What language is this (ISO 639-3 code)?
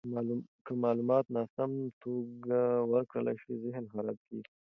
pus